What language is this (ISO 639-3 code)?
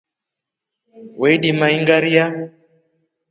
rof